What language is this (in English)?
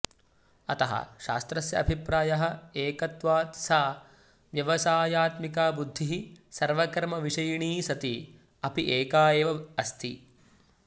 Sanskrit